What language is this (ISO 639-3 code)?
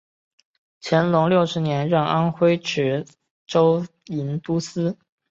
zho